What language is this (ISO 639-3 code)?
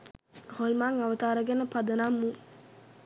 sin